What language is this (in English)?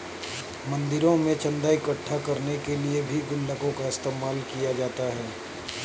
Hindi